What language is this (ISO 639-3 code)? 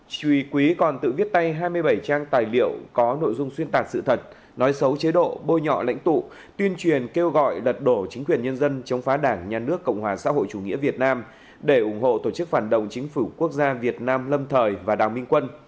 vie